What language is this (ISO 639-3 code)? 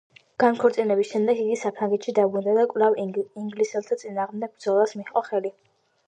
kat